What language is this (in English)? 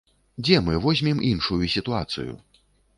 Belarusian